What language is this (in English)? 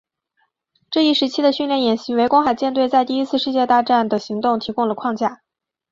Chinese